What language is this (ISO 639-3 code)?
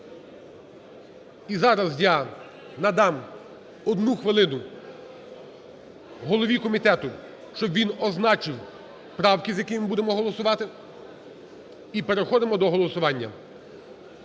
ukr